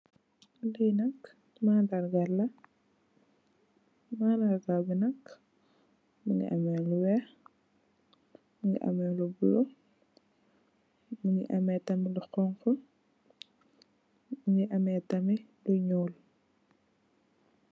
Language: Wolof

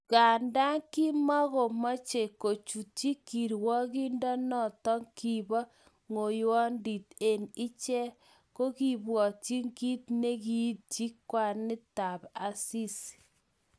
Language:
Kalenjin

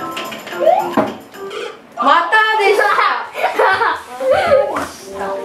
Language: Japanese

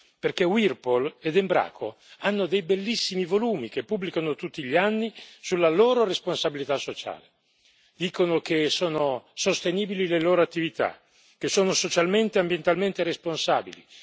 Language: Italian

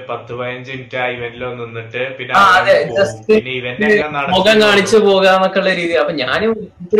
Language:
Malayalam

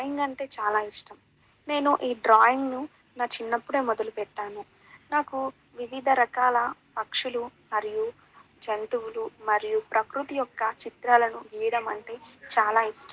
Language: Telugu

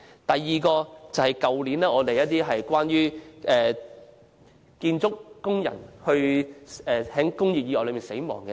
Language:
Cantonese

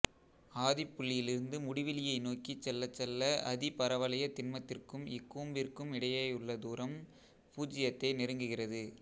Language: Tamil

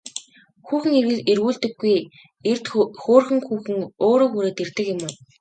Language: Mongolian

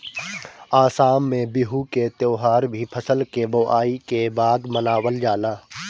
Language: Bhojpuri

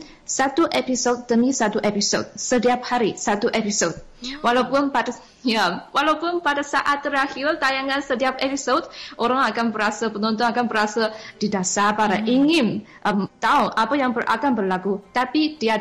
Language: Malay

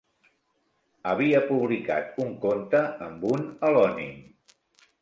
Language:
Catalan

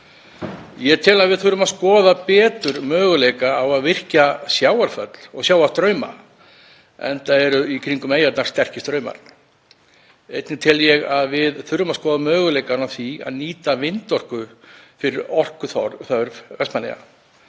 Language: Icelandic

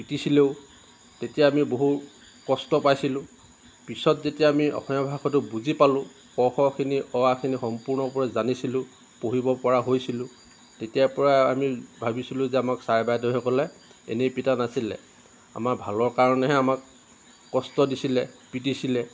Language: Assamese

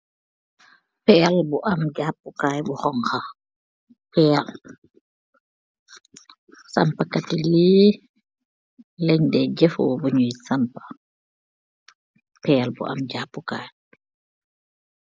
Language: Wolof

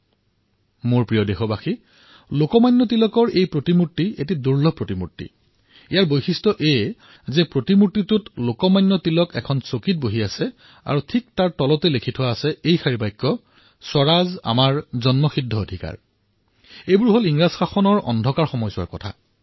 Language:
Assamese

